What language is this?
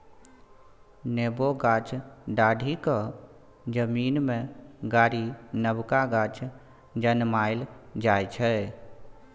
Maithili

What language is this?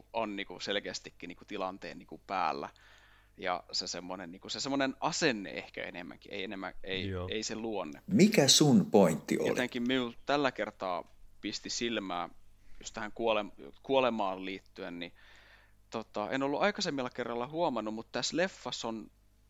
Finnish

